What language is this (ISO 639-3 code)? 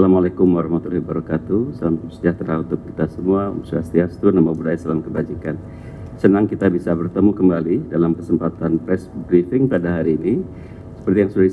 ind